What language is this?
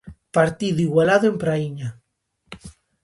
Galician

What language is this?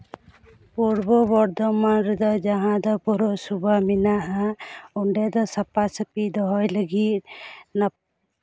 Santali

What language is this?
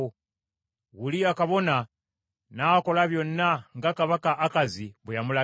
Ganda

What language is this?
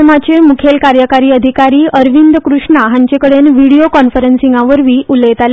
Konkani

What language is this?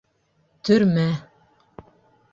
Bashkir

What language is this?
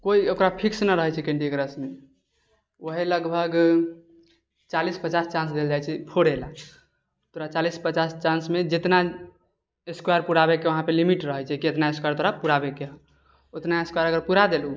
Maithili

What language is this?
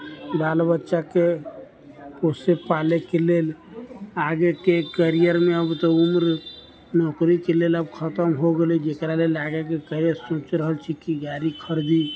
Maithili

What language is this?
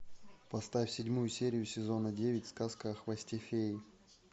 Russian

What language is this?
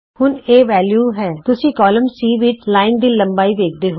Punjabi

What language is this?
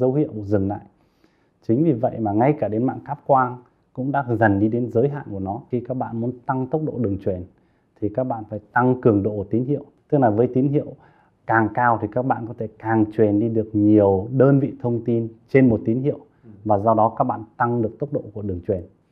Vietnamese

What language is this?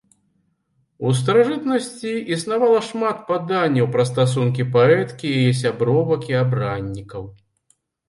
Belarusian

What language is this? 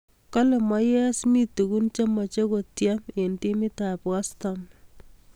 Kalenjin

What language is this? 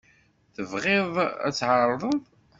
Kabyle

